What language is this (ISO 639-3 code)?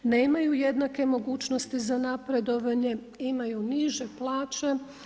hrv